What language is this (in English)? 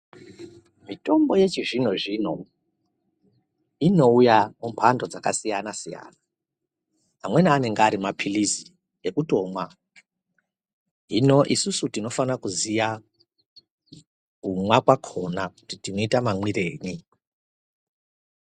Ndau